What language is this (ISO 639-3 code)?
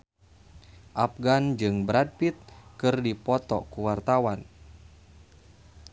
sun